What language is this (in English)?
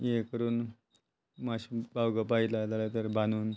Konkani